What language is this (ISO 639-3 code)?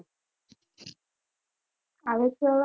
guj